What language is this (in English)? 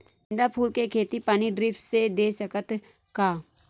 Chhattisgarhi